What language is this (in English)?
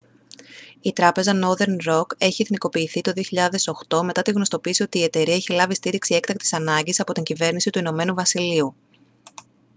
Greek